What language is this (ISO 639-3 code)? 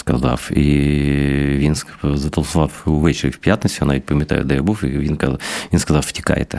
ukr